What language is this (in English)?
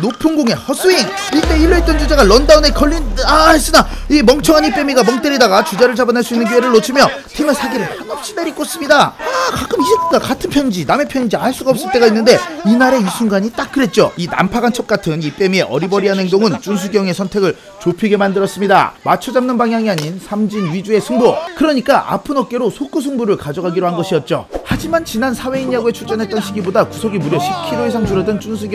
Korean